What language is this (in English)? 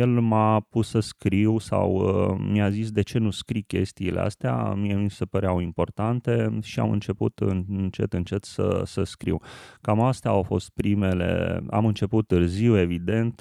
Romanian